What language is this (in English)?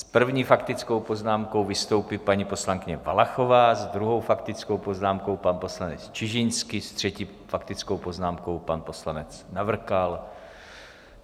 Czech